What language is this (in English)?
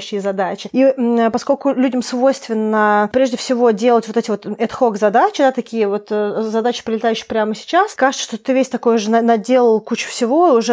Russian